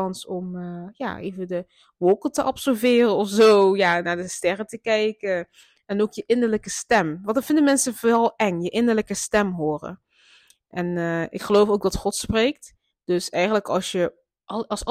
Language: Dutch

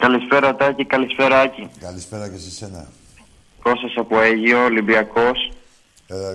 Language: Greek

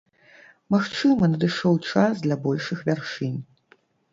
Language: Belarusian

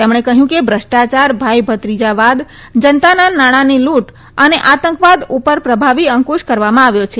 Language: Gujarati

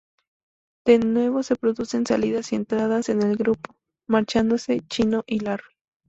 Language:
Spanish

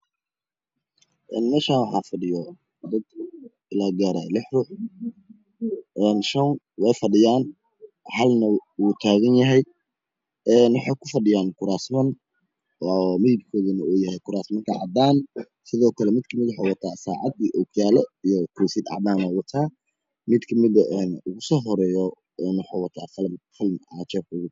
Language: Somali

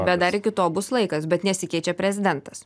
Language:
Lithuanian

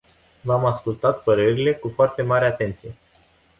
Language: Romanian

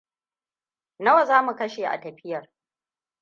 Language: Hausa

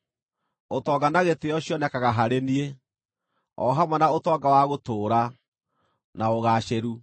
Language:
Kikuyu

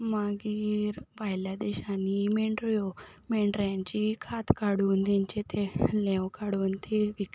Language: Konkani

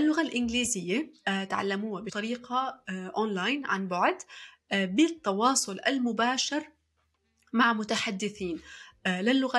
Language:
Arabic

